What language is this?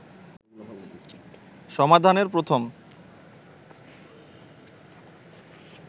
Bangla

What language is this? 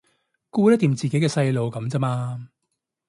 Cantonese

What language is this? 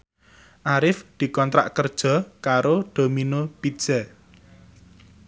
Javanese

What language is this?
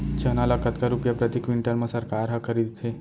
Chhattisgarhi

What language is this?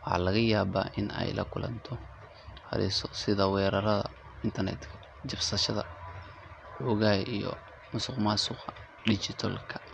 Somali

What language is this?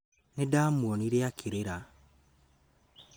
Kikuyu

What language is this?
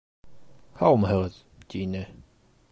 Bashkir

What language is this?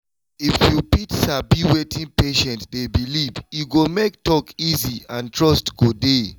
Nigerian Pidgin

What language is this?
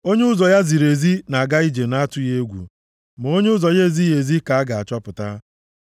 Igbo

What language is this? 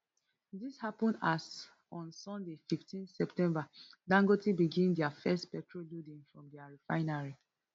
Nigerian Pidgin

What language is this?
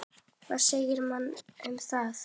Icelandic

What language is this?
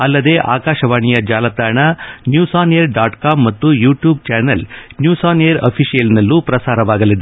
Kannada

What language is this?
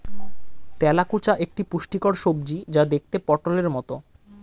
Bangla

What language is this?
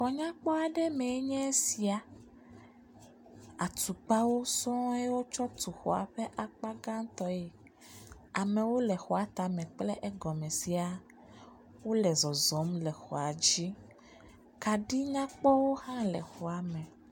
Ewe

